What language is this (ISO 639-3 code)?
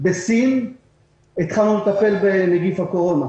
heb